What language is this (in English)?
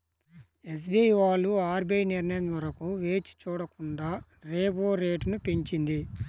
Telugu